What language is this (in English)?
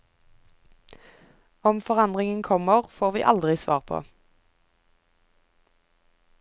Norwegian